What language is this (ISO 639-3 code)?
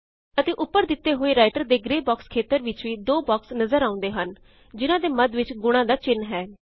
pan